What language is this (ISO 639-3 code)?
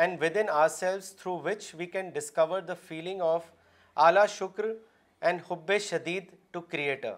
urd